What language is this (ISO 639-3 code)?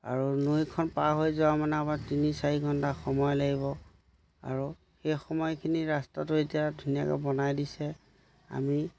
asm